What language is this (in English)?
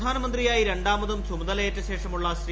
Malayalam